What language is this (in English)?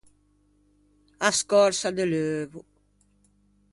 Ligurian